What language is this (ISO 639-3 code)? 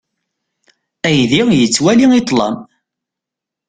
kab